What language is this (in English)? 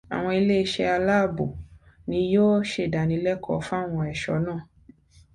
Yoruba